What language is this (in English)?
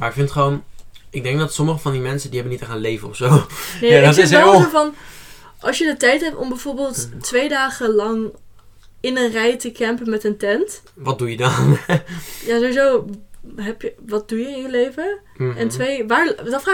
Dutch